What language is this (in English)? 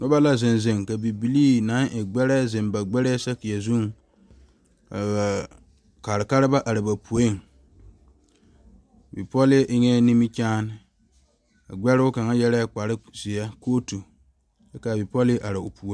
Southern Dagaare